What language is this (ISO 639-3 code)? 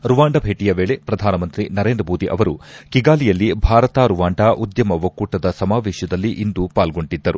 kan